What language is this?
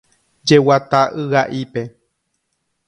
Guarani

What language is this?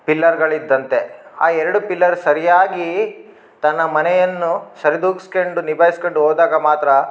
Kannada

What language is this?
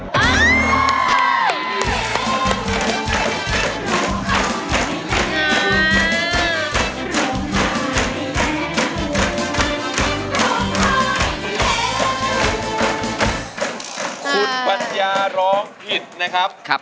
Thai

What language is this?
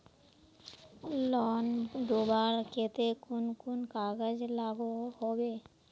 Magahi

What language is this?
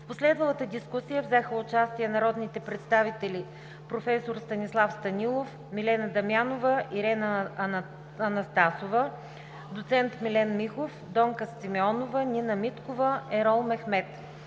Bulgarian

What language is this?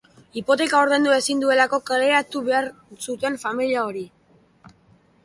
Basque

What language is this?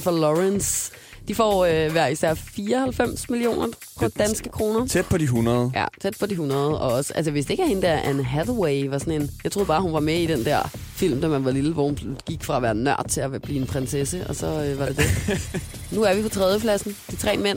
Danish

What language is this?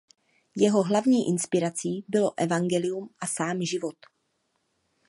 Czech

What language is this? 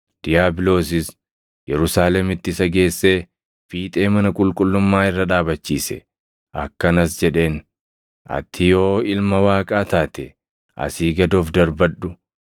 Oromo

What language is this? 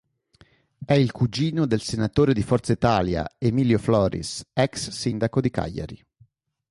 Italian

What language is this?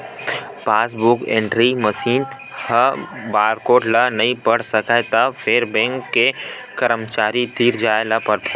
Chhattisgarhi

